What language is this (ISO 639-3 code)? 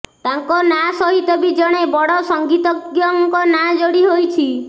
ori